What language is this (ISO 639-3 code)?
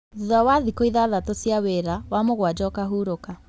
kik